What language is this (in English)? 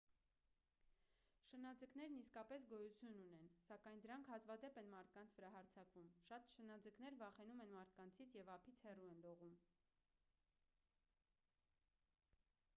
Armenian